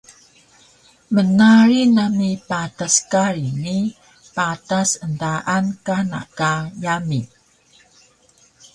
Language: Taroko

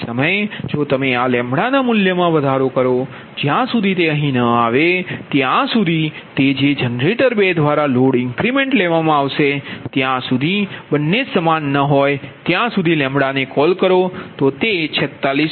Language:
Gujarati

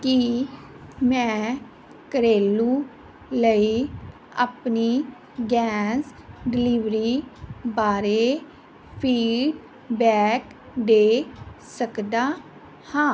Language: Punjabi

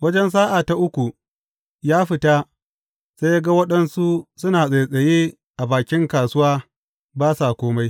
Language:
Hausa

